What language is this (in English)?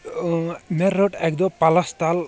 Kashmiri